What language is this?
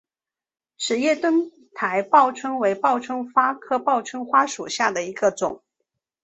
Chinese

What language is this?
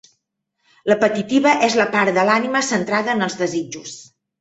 Catalan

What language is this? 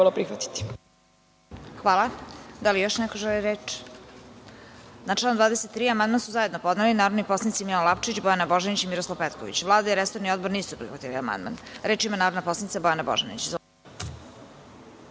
Serbian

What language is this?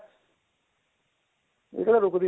Punjabi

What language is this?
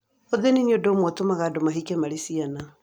Kikuyu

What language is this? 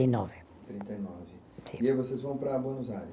Portuguese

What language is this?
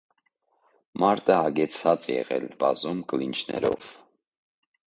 Armenian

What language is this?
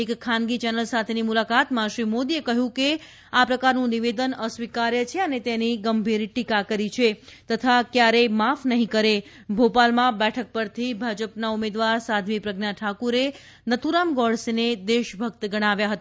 Gujarati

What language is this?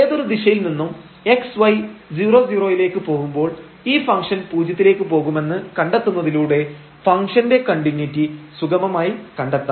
Malayalam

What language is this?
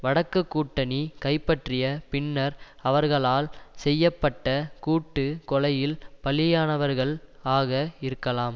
Tamil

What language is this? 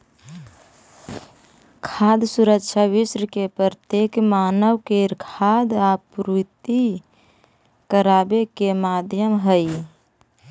Magahi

